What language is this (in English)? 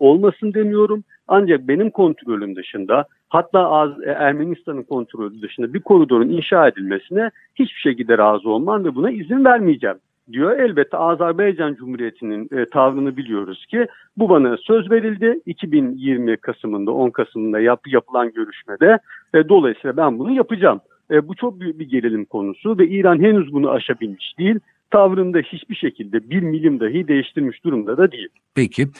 Turkish